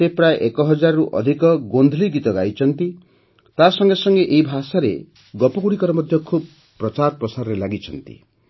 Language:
Odia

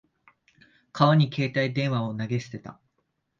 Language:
Japanese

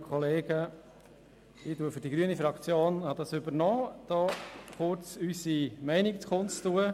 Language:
Swiss German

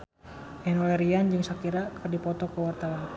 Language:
Sundanese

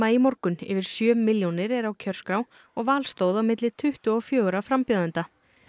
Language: Icelandic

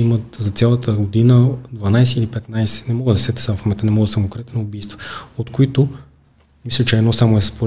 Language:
Bulgarian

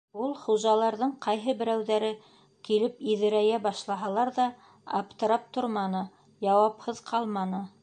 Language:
Bashkir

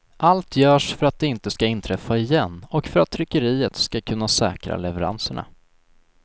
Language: Swedish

